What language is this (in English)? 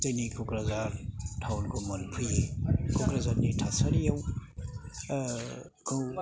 Bodo